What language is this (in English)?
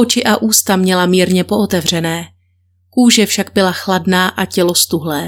Czech